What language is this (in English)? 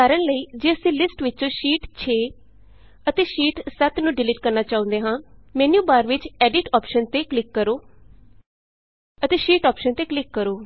Punjabi